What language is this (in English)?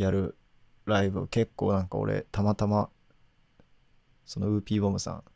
Japanese